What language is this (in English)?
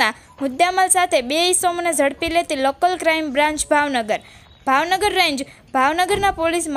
Romanian